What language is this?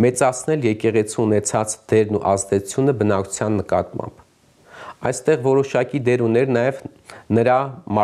Romanian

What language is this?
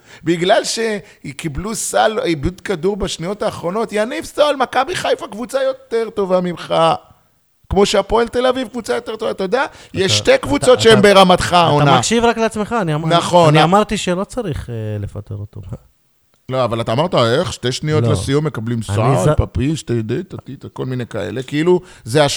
Hebrew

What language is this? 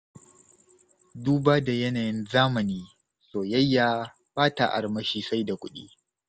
Hausa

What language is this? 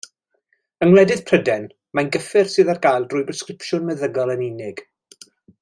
Welsh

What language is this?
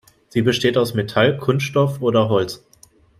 German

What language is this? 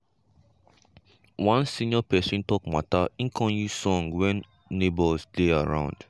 Nigerian Pidgin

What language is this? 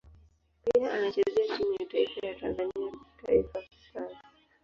Swahili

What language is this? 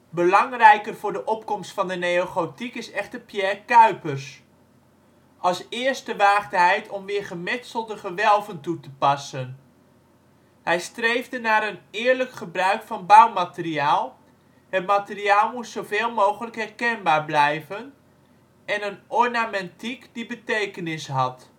Dutch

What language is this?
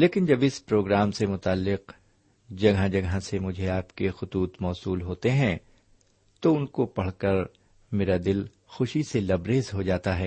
Urdu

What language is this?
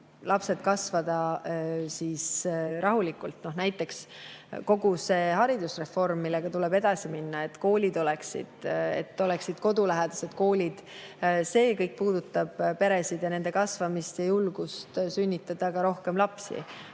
Estonian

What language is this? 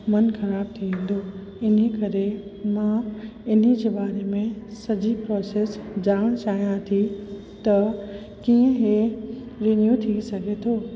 Sindhi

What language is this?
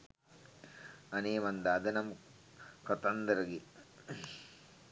Sinhala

